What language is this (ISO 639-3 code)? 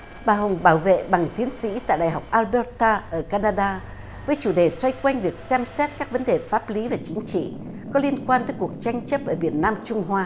vie